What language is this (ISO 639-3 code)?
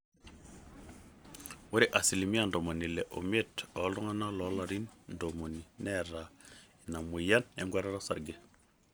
mas